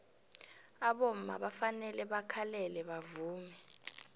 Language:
South Ndebele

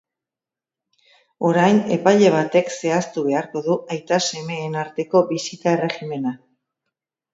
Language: Basque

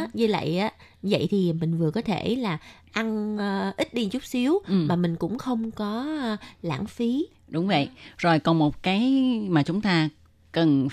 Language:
Vietnamese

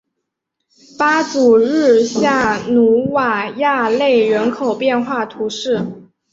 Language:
Chinese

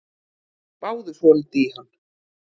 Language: Icelandic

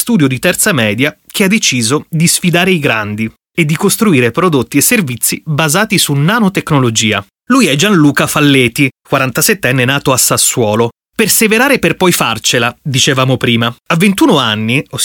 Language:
Italian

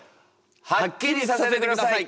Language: Japanese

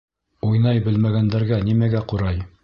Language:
Bashkir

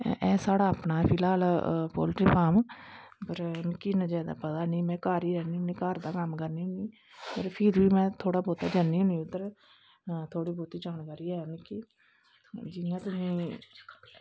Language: Dogri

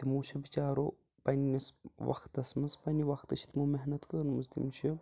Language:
Kashmiri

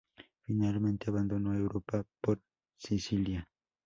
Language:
Spanish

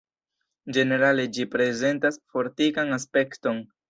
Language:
Esperanto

